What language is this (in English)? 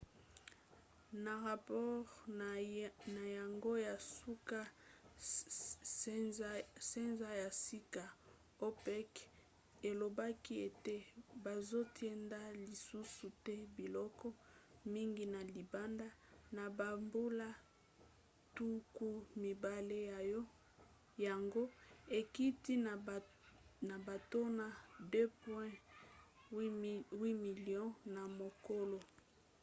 Lingala